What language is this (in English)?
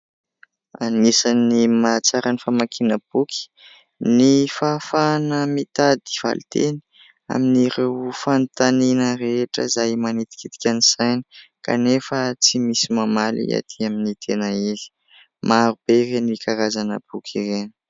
Malagasy